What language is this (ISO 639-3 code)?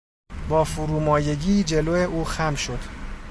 fas